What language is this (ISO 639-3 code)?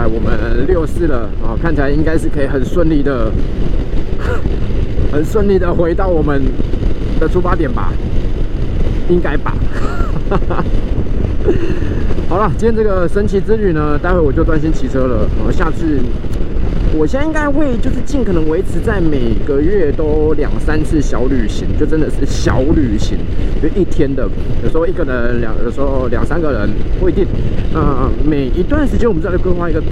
zho